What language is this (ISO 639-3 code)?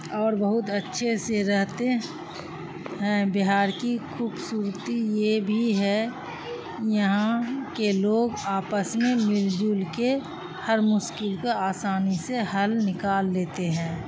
urd